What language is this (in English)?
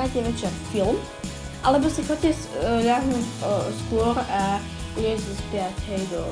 Slovak